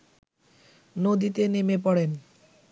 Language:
Bangla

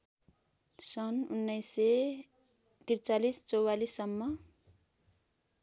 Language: Nepali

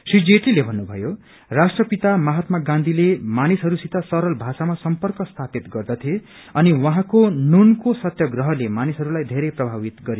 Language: Nepali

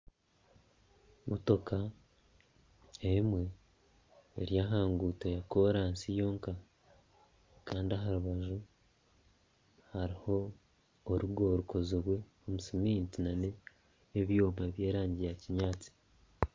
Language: Nyankole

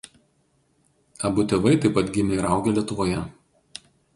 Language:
Lithuanian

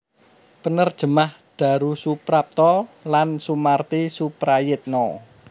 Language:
Javanese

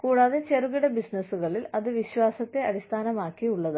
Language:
Malayalam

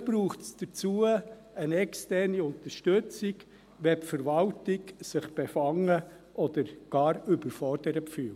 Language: Swiss German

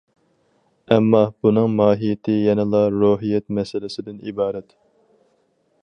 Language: Uyghur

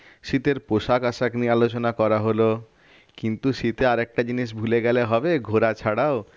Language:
Bangla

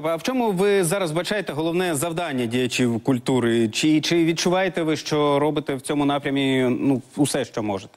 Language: Ukrainian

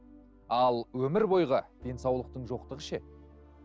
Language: Kazakh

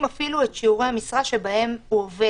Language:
Hebrew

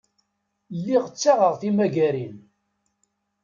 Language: Kabyle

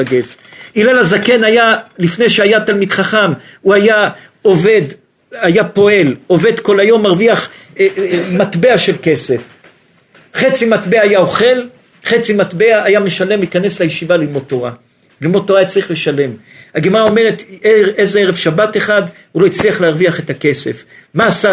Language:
Hebrew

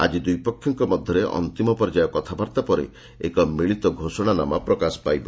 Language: Odia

